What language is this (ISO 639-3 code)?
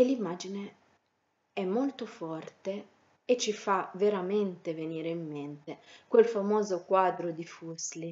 ita